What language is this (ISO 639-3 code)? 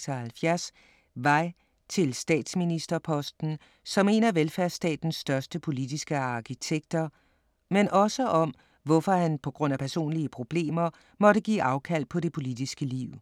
dan